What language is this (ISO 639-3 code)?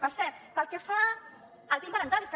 cat